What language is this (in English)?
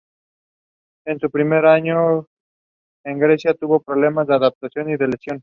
Spanish